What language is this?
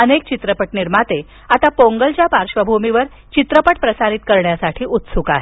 Marathi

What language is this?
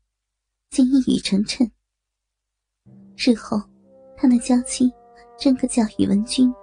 Chinese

